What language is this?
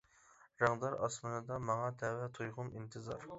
Uyghur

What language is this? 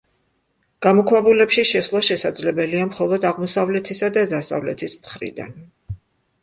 Georgian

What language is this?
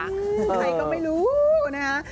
Thai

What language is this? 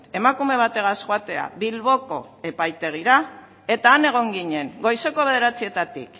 Basque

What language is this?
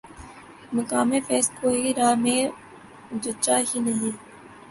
Urdu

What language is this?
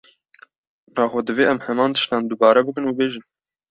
Kurdish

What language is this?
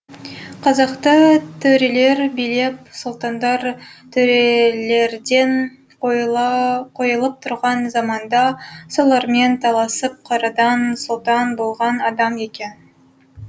Kazakh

